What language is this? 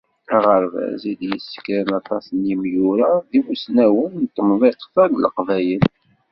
Kabyle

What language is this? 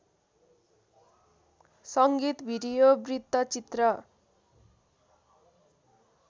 Nepali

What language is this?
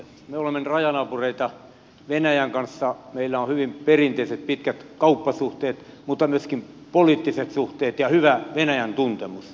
Finnish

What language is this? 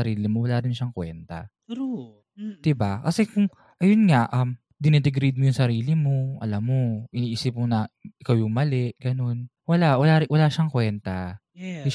Filipino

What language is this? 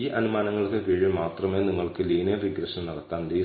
Malayalam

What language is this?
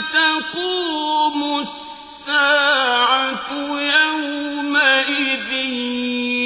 Arabic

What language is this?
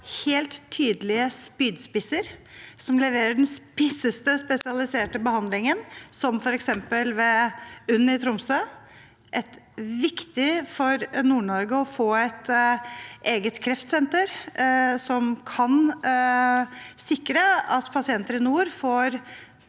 Norwegian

